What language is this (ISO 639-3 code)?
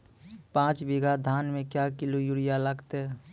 mai